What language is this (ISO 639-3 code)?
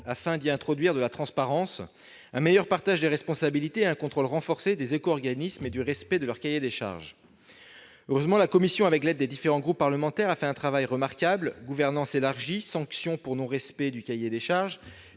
fra